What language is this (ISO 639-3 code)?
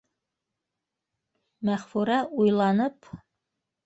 bak